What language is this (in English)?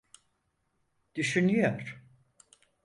Turkish